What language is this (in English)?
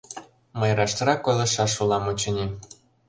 Mari